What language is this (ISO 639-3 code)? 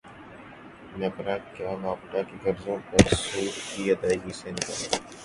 urd